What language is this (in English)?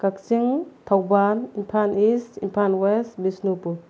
Manipuri